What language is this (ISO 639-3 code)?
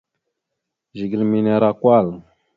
mxu